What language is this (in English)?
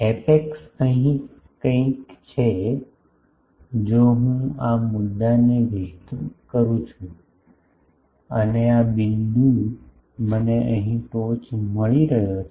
Gujarati